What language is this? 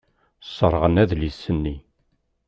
Kabyle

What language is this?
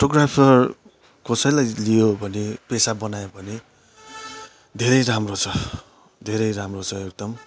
Nepali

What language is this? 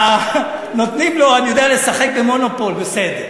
Hebrew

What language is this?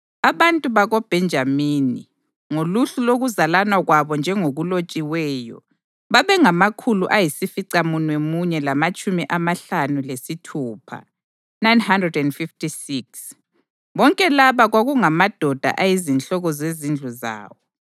North Ndebele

